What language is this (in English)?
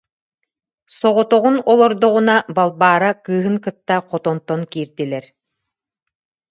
Yakut